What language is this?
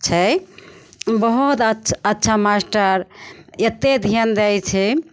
Maithili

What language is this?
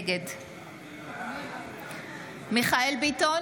Hebrew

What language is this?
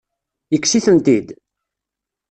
Kabyle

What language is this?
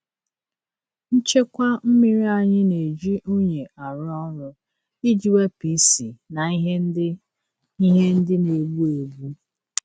Igbo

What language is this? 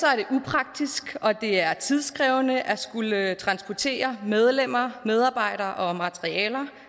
Danish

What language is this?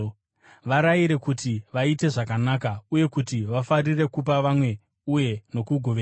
Shona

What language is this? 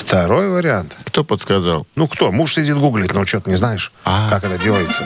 Russian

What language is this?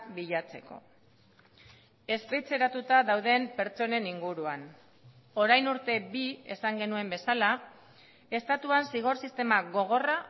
Basque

